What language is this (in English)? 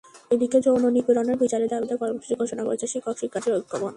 Bangla